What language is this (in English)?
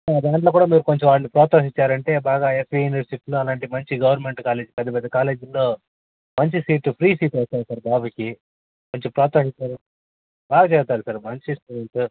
Telugu